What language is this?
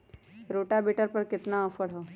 Magahi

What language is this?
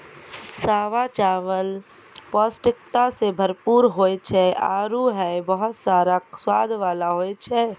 Maithili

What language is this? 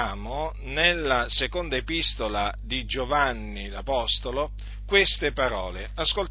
Italian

